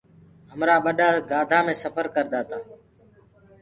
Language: Gurgula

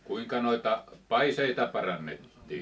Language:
Finnish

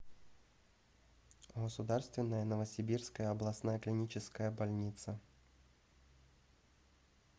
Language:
Russian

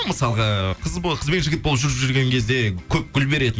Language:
Kazakh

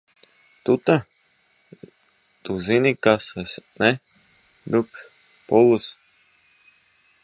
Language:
Latvian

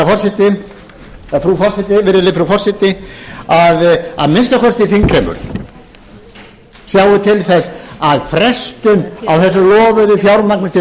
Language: Icelandic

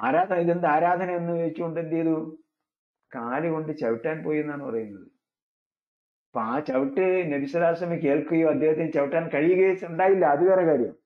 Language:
Malayalam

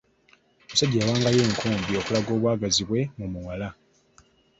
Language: Ganda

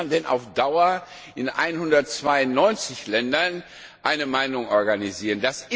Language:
German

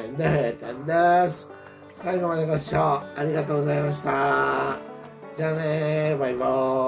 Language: Japanese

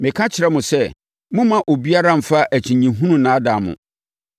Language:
Akan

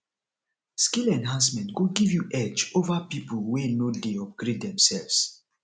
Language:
Nigerian Pidgin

